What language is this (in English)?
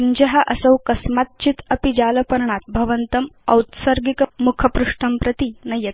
Sanskrit